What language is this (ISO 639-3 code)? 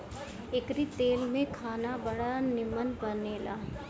bho